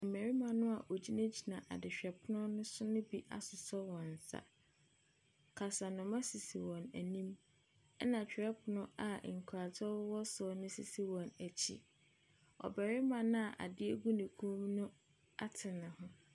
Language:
Akan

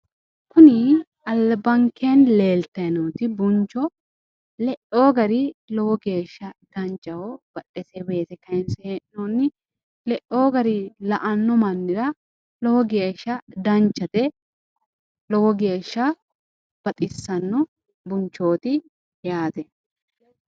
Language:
Sidamo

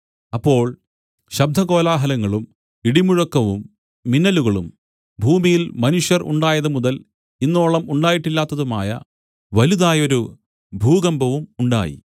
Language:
Malayalam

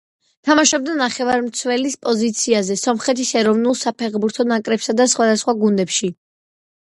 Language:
Georgian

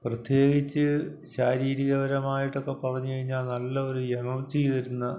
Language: Malayalam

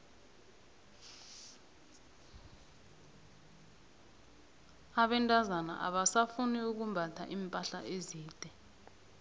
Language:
South Ndebele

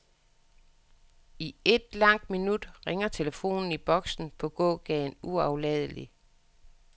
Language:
Danish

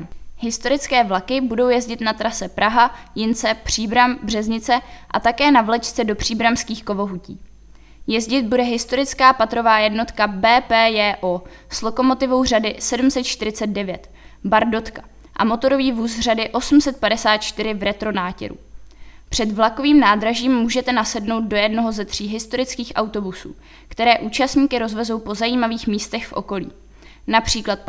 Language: Czech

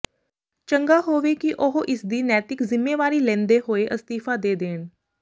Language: Punjabi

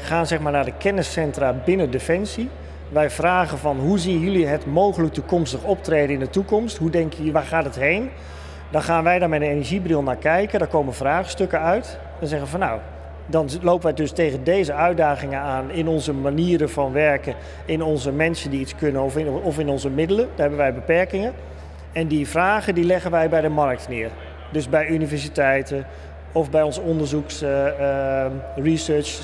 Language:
Dutch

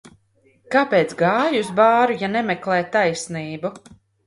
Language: Latvian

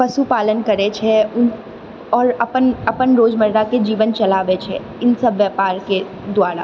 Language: Maithili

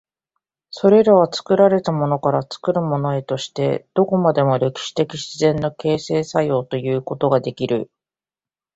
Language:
Japanese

